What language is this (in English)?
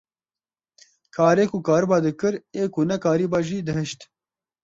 Kurdish